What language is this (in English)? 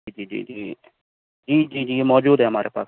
Urdu